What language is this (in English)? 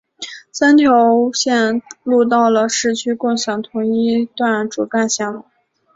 Chinese